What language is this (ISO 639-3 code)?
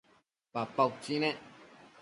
mcf